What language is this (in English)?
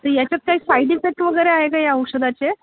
Marathi